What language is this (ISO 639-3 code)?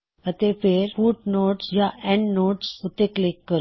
pan